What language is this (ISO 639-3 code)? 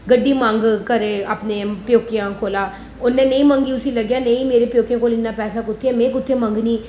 doi